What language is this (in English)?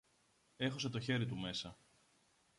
Greek